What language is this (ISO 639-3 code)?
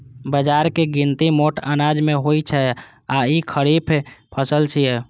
mai